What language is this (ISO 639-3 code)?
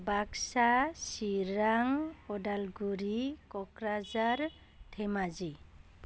brx